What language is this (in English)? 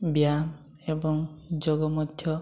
Odia